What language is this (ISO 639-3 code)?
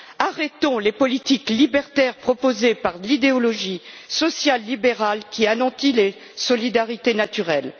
fra